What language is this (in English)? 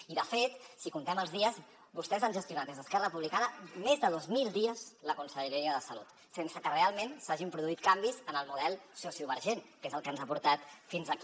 Catalan